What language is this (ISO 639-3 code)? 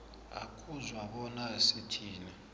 nbl